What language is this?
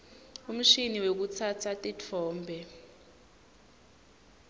Swati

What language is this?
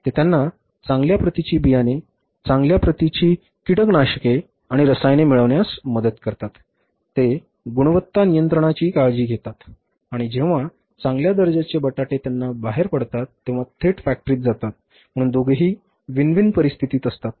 Marathi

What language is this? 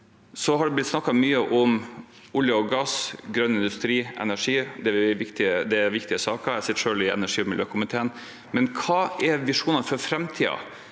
Norwegian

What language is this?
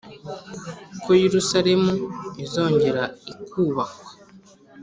Kinyarwanda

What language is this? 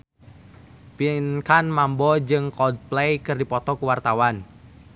Sundanese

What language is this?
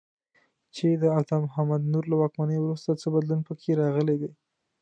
Pashto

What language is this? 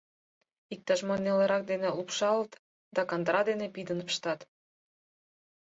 Mari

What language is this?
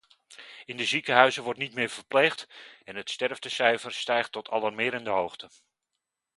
Dutch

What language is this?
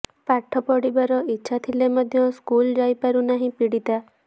Odia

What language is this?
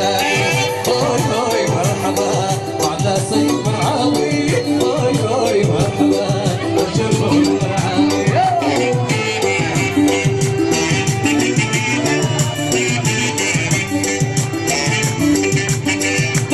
Arabic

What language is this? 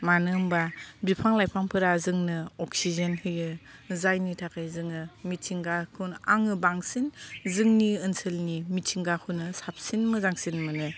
Bodo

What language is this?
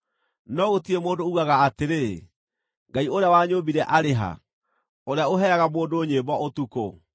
Kikuyu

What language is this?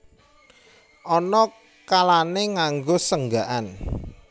Javanese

